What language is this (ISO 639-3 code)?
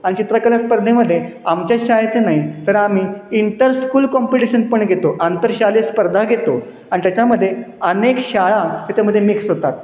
mar